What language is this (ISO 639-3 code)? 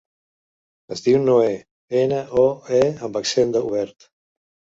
cat